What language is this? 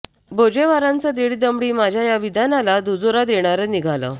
Marathi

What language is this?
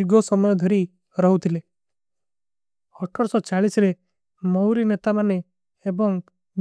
Kui (India)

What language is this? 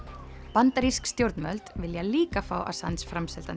Icelandic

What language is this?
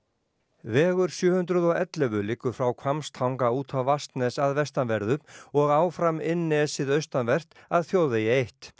Icelandic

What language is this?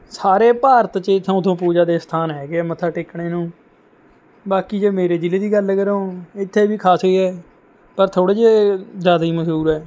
Punjabi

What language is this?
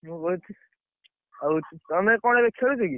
Odia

